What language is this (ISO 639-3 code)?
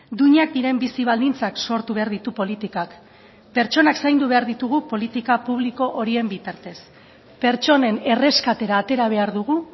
eus